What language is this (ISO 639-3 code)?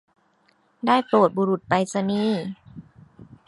tha